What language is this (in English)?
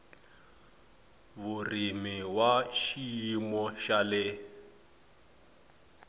Tsonga